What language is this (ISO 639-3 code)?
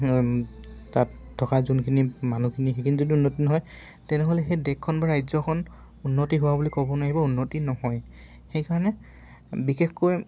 asm